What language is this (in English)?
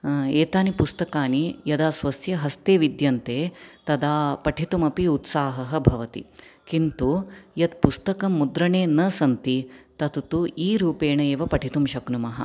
Sanskrit